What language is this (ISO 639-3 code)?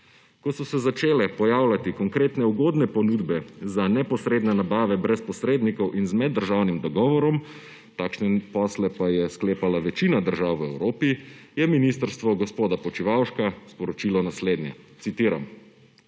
slv